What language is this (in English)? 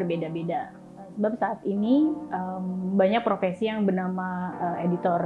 Indonesian